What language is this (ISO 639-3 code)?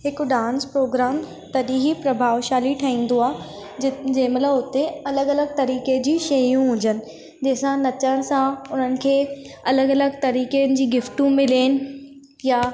snd